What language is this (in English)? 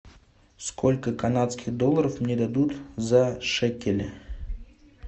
Russian